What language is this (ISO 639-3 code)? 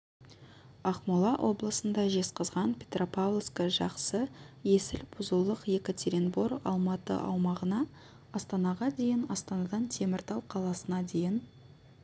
kaz